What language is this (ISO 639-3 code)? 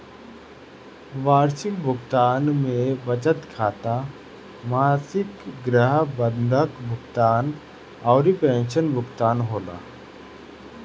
bho